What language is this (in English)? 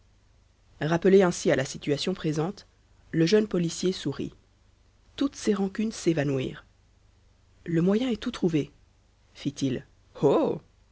French